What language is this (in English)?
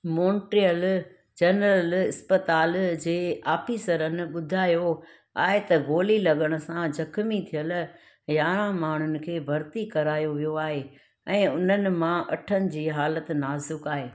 Sindhi